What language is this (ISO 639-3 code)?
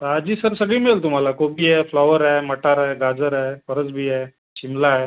mar